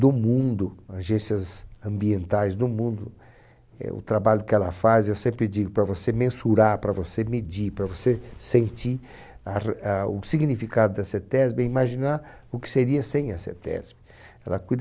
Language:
Portuguese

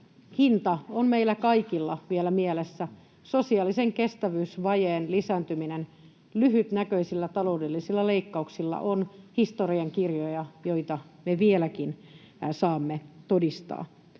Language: Finnish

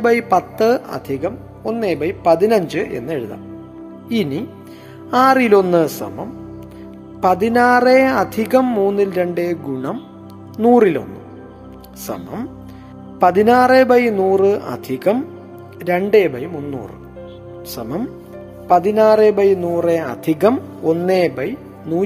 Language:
Malayalam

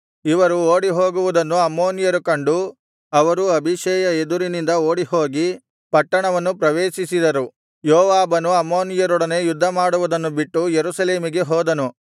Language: Kannada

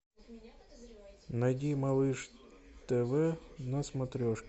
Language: Russian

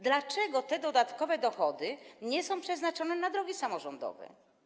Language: Polish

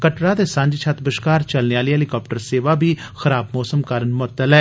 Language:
Dogri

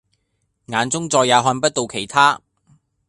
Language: Cantonese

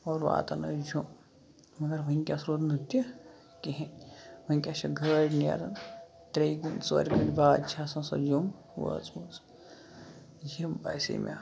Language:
Kashmiri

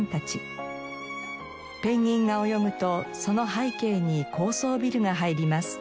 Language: Japanese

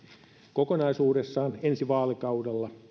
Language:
Finnish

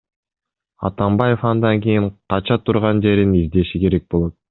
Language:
Kyrgyz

